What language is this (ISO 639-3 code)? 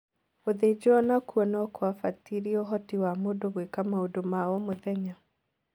kik